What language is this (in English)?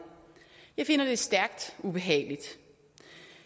Danish